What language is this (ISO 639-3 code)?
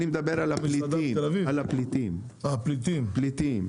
heb